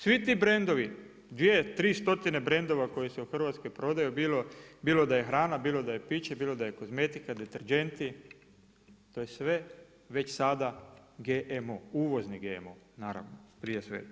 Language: Croatian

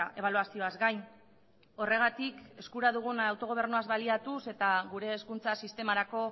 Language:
Basque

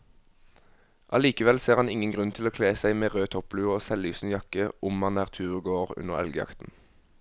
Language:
Norwegian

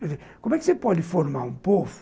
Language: Portuguese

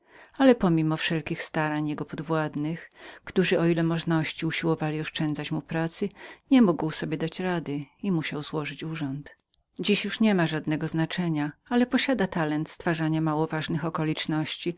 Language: Polish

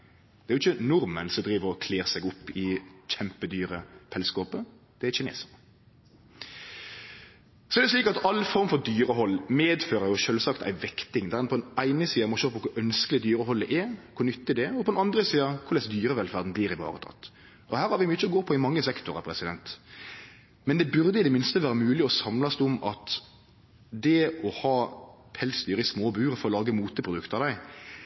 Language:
Norwegian Nynorsk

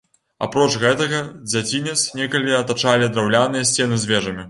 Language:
Belarusian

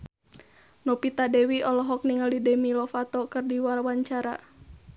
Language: Sundanese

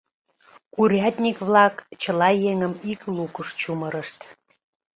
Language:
Mari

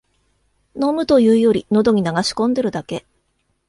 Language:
Japanese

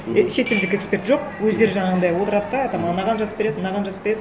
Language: Kazakh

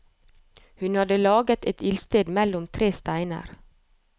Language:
Norwegian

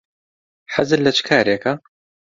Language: Central Kurdish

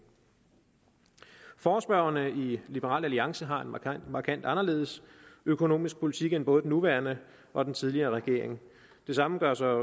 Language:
Danish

